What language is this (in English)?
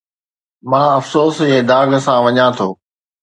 Sindhi